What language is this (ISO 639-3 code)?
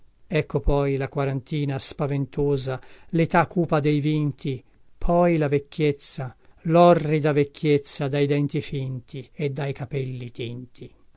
ita